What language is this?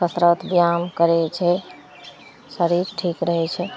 Maithili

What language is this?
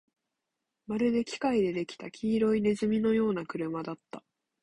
Japanese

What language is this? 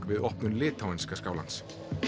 Icelandic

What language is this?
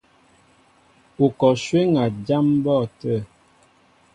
Mbo (Cameroon)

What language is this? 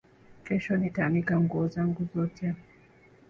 Swahili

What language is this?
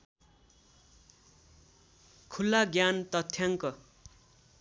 Nepali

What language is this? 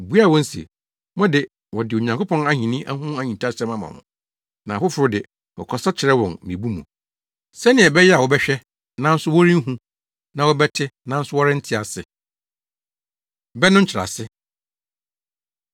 Akan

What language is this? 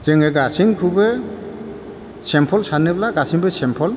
Bodo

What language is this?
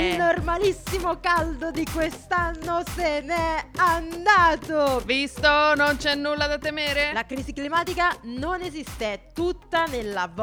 Italian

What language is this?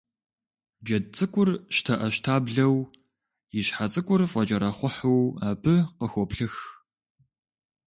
Kabardian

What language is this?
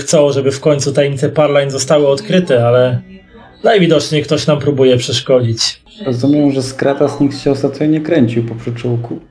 Polish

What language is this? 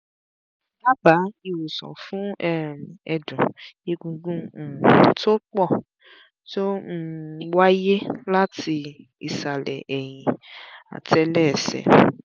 Yoruba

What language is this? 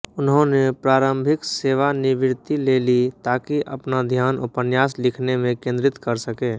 Hindi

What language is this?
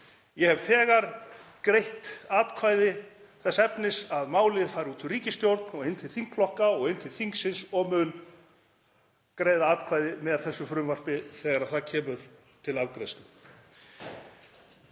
Icelandic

